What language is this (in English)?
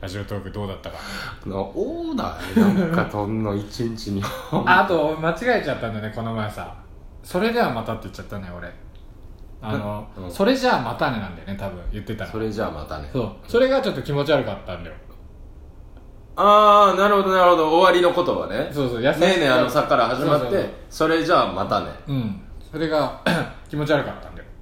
Japanese